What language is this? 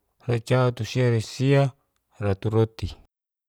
Geser-Gorom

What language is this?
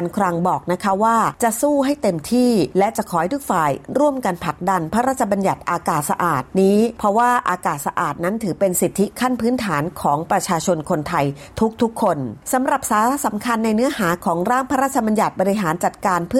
Thai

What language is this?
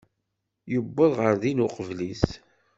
Kabyle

